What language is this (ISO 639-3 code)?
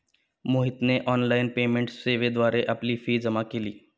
mar